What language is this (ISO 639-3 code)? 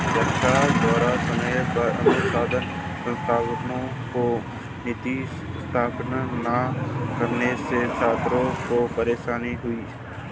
hin